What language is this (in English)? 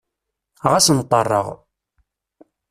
Kabyle